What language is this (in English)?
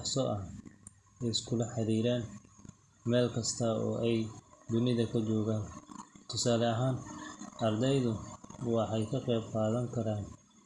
Somali